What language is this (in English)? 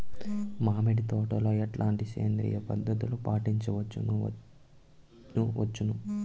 Telugu